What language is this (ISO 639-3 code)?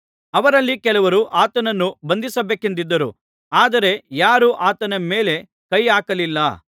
kan